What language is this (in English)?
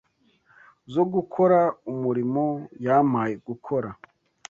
Kinyarwanda